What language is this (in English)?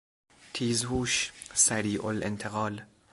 Persian